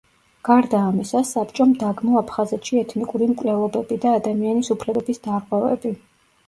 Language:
Georgian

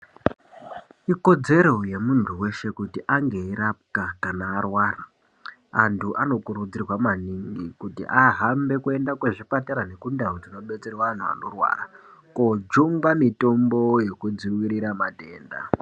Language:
Ndau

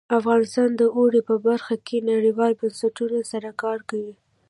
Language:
Pashto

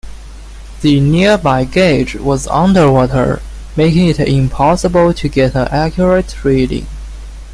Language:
English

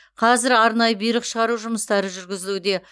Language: Kazakh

